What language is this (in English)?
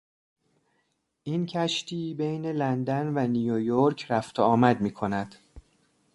Persian